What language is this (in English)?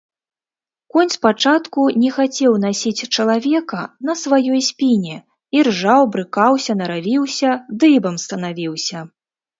Belarusian